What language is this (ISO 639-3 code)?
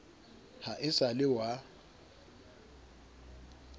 sot